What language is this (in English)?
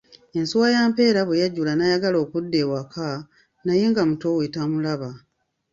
Ganda